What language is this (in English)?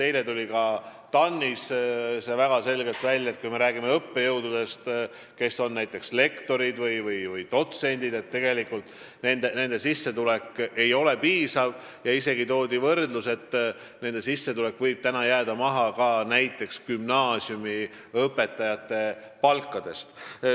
Estonian